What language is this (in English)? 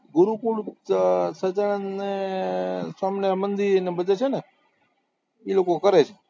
Gujarati